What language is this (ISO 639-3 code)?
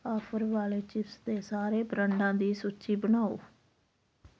pan